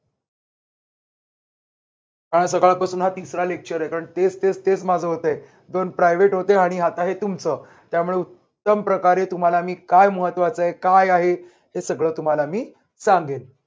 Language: Marathi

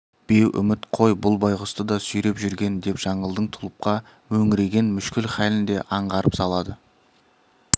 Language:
Kazakh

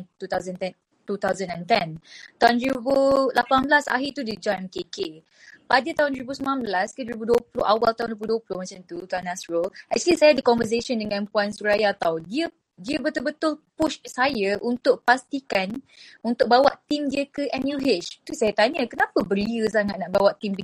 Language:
Malay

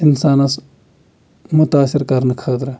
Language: Kashmiri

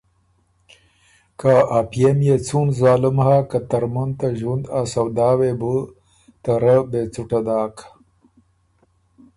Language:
Ormuri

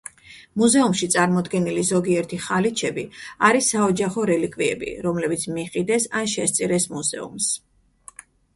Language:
Georgian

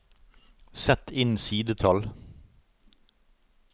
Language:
Norwegian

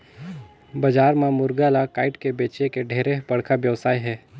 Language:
Chhattisgarhi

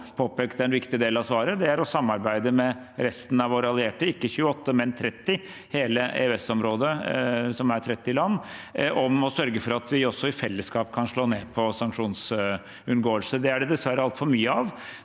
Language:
Norwegian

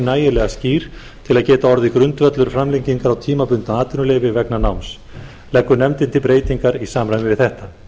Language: Icelandic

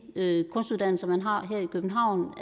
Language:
Danish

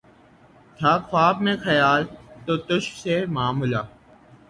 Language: Urdu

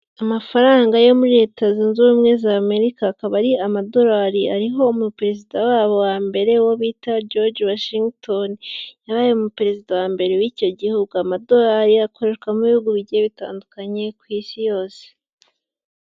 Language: Kinyarwanda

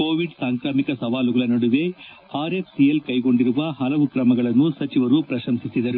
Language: Kannada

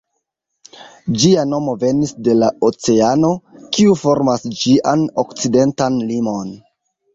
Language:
Esperanto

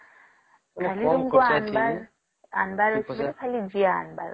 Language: Odia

